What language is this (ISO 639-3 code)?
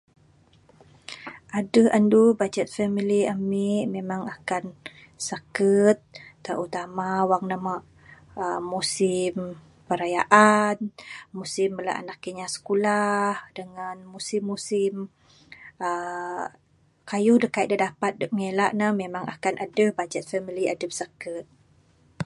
sdo